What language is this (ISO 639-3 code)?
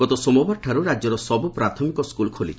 ori